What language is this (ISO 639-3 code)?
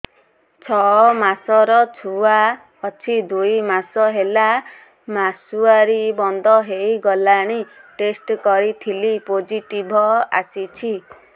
ori